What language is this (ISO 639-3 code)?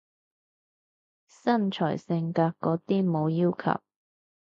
yue